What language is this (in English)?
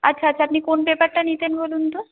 Bangla